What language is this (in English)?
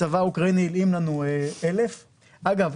Hebrew